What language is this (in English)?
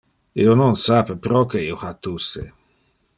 Interlingua